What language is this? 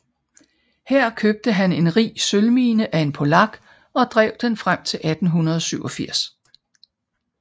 Danish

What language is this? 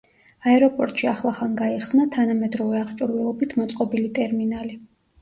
Georgian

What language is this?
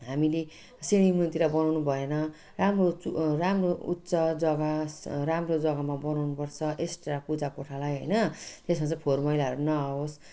Nepali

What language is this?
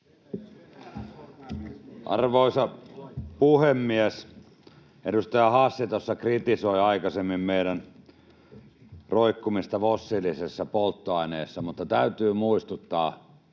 Finnish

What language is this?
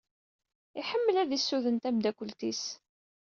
Kabyle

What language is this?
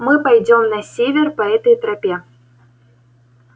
Russian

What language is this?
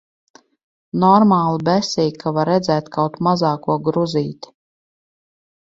Latvian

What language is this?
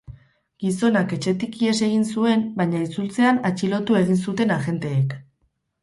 Basque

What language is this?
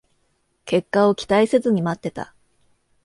Japanese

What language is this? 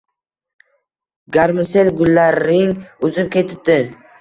Uzbek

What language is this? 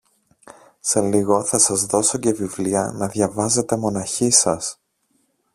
Greek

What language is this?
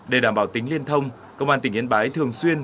Vietnamese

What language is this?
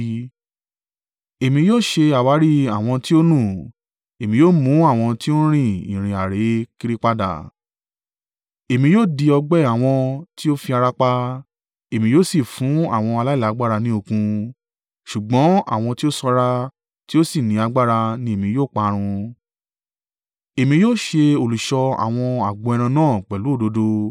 Yoruba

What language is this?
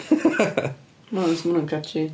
Welsh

